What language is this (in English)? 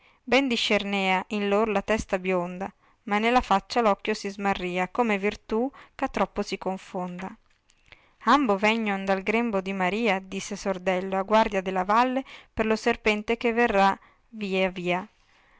Italian